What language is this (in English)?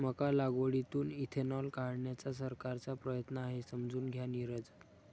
Marathi